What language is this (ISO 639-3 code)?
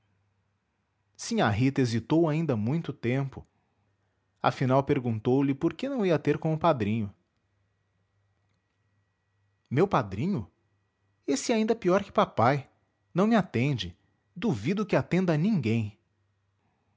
por